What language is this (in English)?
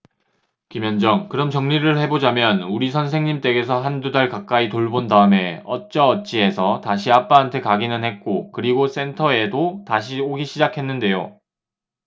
Korean